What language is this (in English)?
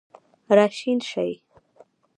Pashto